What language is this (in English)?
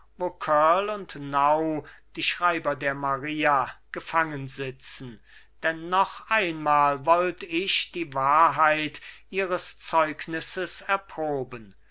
German